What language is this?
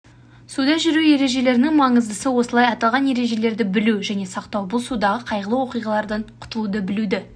Kazakh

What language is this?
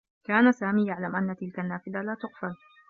Arabic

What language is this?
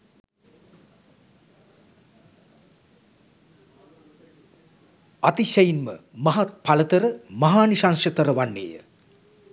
Sinhala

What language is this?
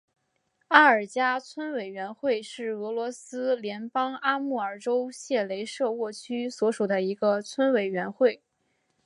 Chinese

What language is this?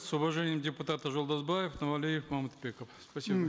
Kazakh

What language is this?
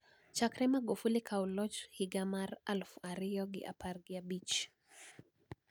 Luo (Kenya and Tanzania)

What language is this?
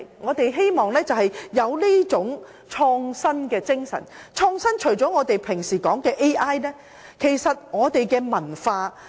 Cantonese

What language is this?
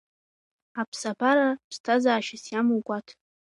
Abkhazian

